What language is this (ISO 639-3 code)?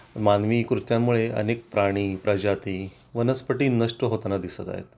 mar